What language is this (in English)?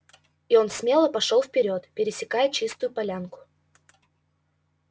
Russian